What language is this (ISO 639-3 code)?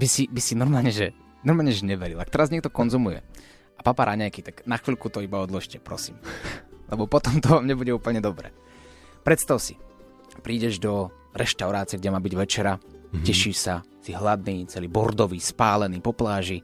slk